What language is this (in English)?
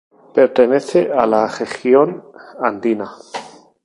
Spanish